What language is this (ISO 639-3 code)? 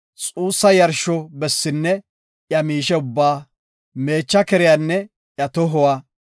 gof